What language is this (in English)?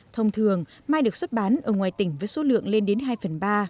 Vietnamese